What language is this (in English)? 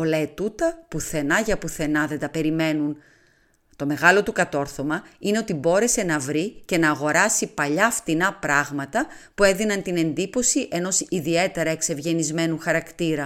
Greek